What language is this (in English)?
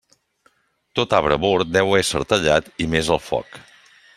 Catalan